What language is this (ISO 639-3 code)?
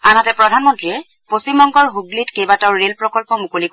asm